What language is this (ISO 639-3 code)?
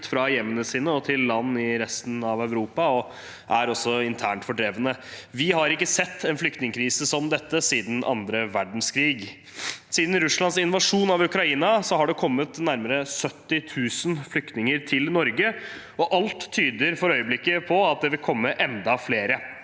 nor